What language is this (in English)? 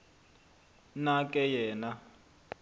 Xhosa